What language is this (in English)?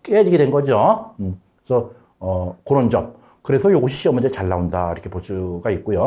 Korean